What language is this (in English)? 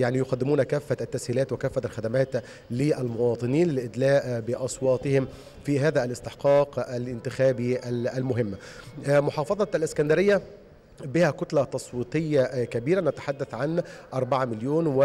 Arabic